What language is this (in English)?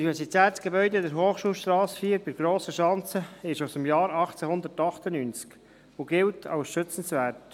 Swiss German